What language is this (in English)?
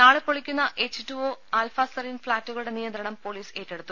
Malayalam